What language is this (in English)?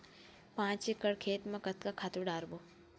Chhattisgarhi